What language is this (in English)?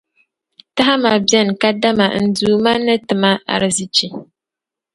Dagbani